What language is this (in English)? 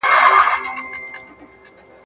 Pashto